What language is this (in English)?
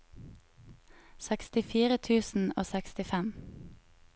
Norwegian